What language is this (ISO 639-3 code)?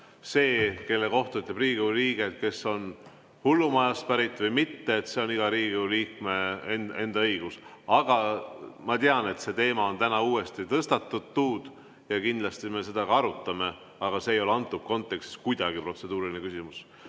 est